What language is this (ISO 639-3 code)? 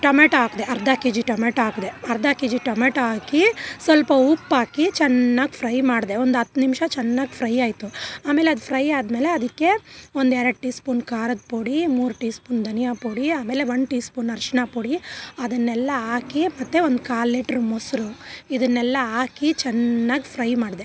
kan